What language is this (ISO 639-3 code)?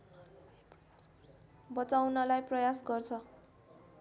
nep